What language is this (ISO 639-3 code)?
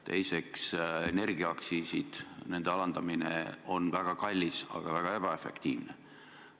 est